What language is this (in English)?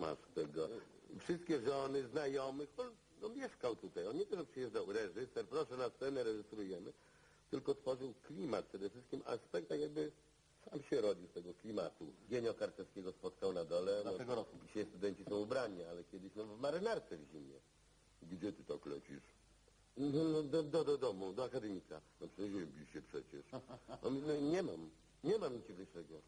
Polish